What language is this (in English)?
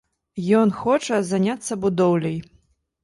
Belarusian